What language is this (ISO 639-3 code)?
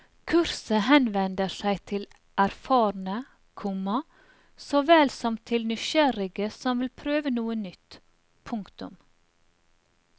nor